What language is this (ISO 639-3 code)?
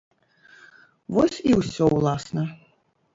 bel